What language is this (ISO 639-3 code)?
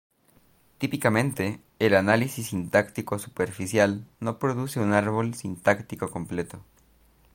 spa